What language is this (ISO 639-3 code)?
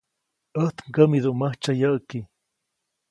zoc